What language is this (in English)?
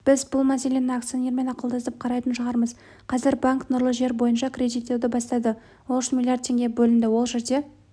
Kazakh